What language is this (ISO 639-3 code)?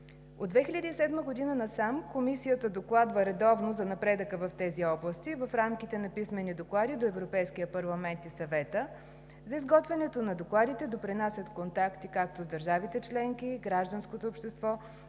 bul